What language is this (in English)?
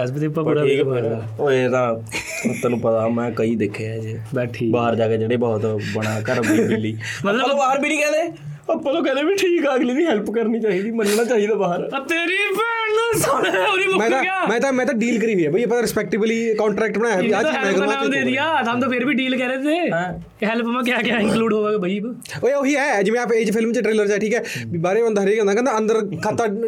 Punjabi